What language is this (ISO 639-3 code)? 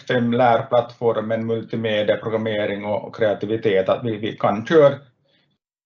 swe